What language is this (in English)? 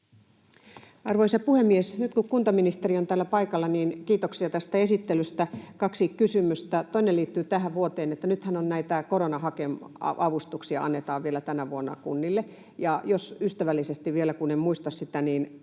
Finnish